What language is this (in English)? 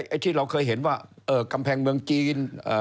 Thai